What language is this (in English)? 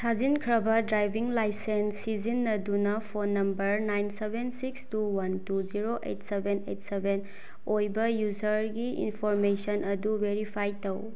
Manipuri